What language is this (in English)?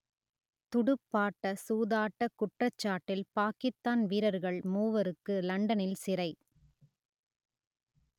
Tamil